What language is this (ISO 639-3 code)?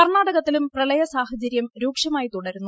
mal